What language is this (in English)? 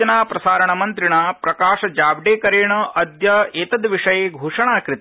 Sanskrit